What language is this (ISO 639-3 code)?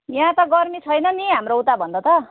nep